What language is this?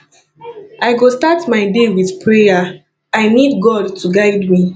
Nigerian Pidgin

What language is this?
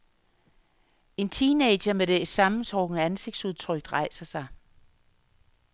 Danish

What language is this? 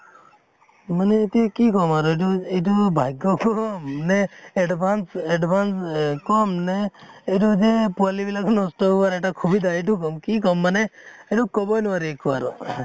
Assamese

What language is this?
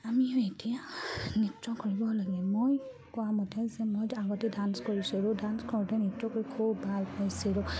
Assamese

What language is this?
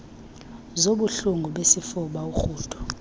Xhosa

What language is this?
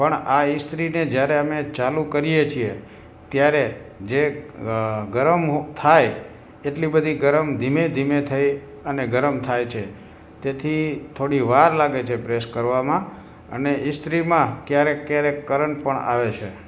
Gujarati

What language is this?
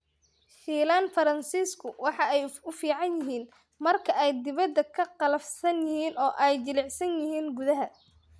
Somali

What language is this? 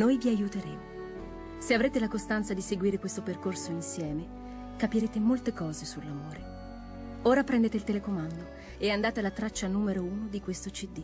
Italian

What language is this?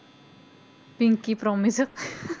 Punjabi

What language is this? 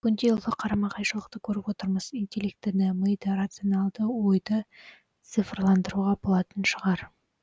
Kazakh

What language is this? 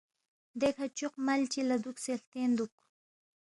Balti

